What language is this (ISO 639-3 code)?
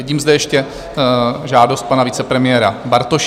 ces